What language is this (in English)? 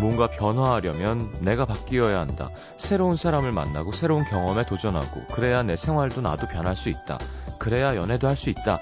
Korean